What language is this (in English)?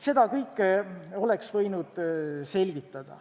Estonian